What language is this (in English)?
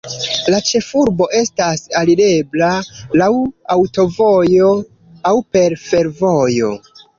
Esperanto